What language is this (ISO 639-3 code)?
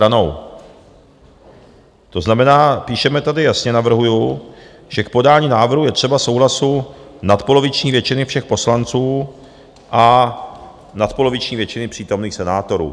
ces